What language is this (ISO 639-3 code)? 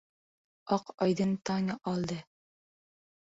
uzb